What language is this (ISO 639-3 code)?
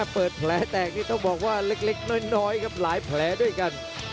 tha